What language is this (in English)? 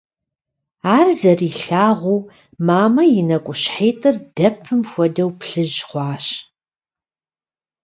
Kabardian